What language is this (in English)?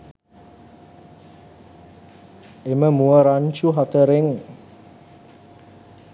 Sinhala